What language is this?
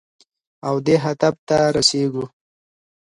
Pashto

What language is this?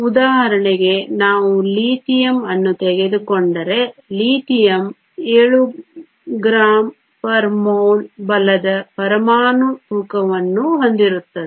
Kannada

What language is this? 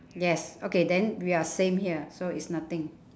English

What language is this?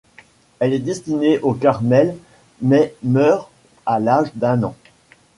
French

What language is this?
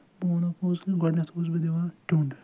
Kashmiri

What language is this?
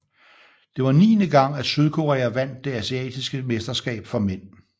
Danish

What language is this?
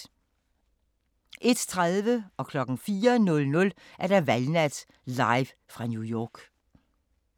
Danish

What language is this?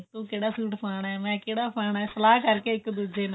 Punjabi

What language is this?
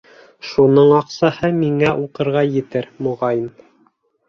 Bashkir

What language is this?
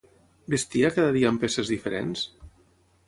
Catalan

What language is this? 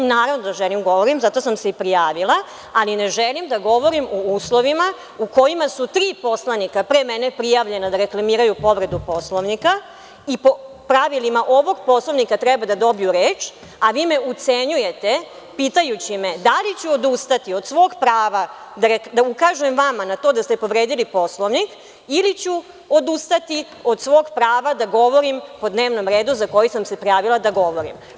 Serbian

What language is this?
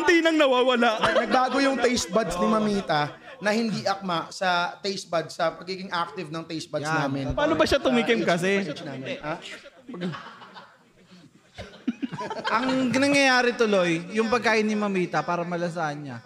Filipino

